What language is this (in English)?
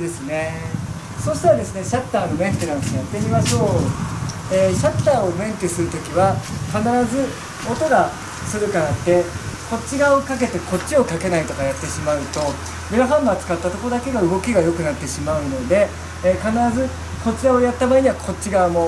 Japanese